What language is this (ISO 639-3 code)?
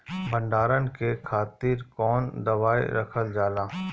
bho